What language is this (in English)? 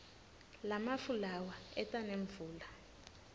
Swati